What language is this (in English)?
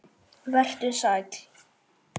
Icelandic